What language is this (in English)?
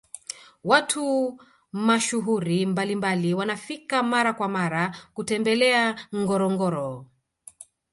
Swahili